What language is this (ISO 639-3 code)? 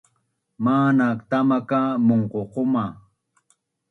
bnn